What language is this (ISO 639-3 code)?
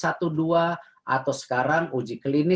ind